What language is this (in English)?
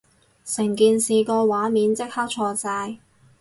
Cantonese